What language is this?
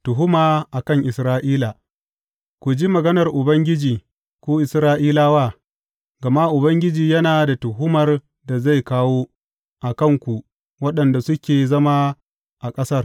Hausa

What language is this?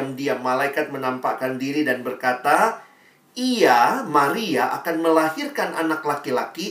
Indonesian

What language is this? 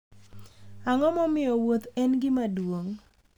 Luo (Kenya and Tanzania)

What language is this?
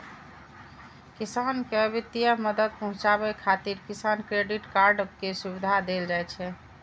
Maithili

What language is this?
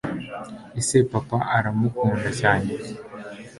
Kinyarwanda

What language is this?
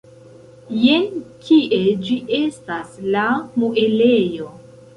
Esperanto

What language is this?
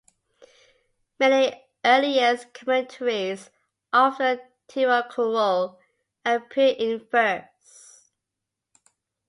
English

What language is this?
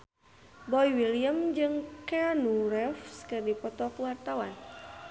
Sundanese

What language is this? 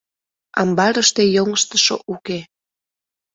Mari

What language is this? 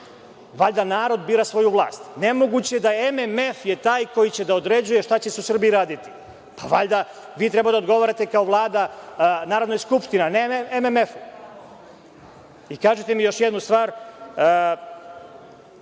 Serbian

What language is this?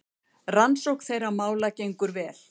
Icelandic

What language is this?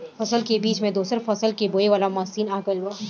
Bhojpuri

